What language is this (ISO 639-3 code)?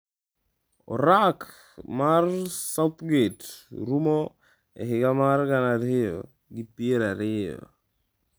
luo